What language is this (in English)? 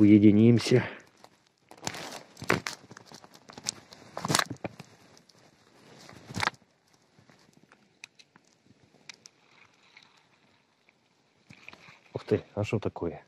Russian